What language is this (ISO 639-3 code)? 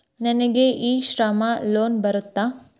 kan